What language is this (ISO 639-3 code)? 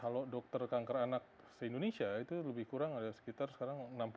ind